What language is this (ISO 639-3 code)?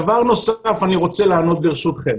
heb